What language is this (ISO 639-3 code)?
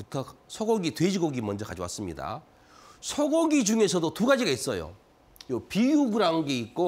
kor